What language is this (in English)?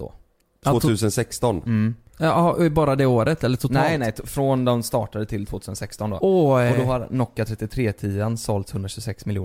Swedish